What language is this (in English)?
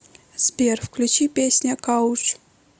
Russian